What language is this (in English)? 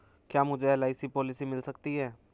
Hindi